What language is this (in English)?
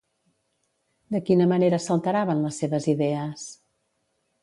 Catalan